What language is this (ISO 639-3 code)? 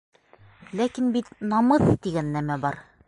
bak